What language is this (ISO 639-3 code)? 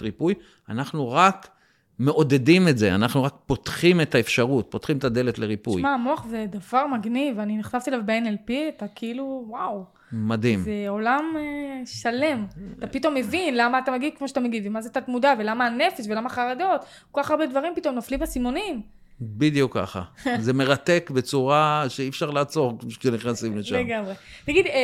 heb